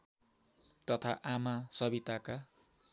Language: Nepali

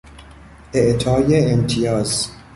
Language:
Persian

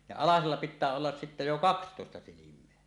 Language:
Finnish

